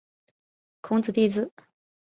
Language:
Chinese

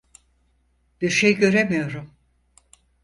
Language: Turkish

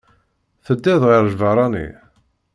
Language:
Kabyle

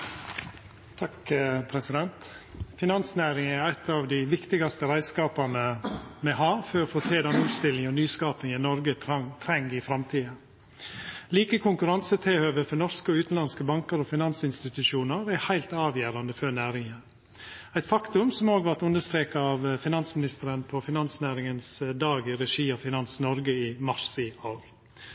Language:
Norwegian Nynorsk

